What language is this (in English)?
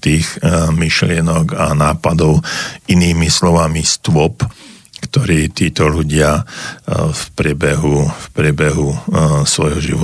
Slovak